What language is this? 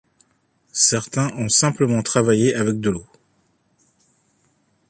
French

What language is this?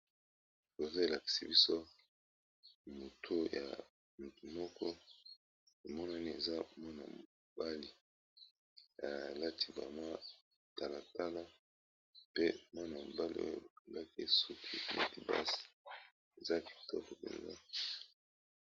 Lingala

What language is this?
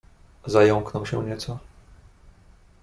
Polish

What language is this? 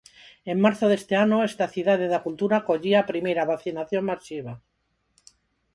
Galician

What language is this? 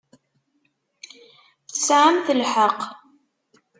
Kabyle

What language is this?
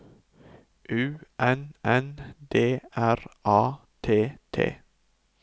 Norwegian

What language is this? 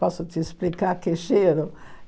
Portuguese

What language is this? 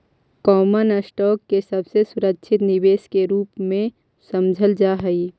Magahi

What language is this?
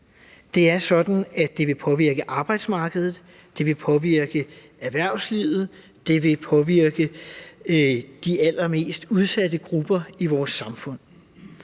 Danish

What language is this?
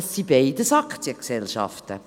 Swiss German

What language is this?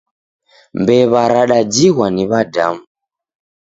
Taita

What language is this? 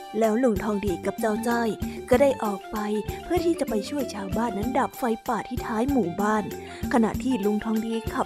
Thai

